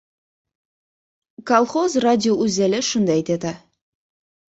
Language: Uzbek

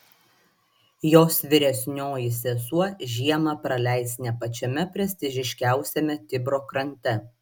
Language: Lithuanian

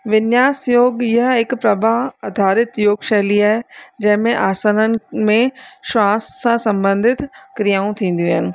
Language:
Sindhi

